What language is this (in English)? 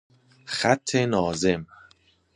Persian